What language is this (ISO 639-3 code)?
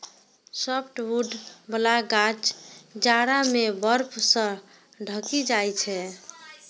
mai